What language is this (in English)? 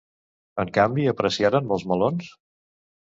Catalan